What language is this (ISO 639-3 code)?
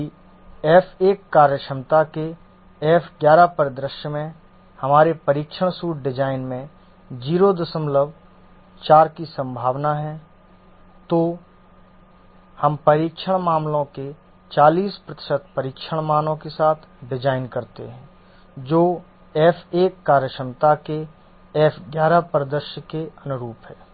hin